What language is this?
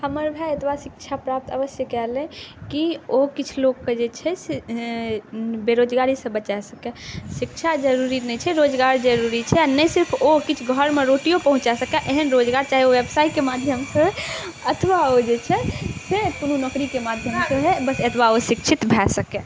Maithili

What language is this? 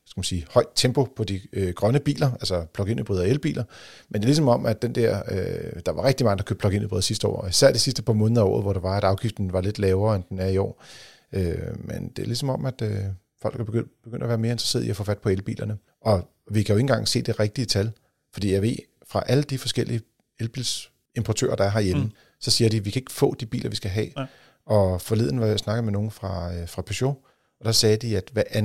Danish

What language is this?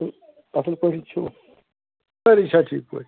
Kashmiri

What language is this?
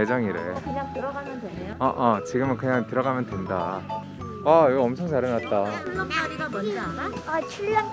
Korean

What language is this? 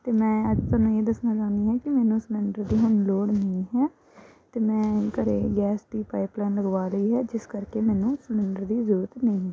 Punjabi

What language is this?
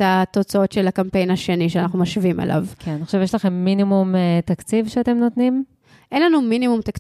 Hebrew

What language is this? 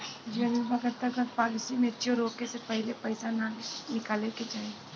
Bhojpuri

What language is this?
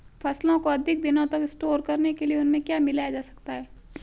Hindi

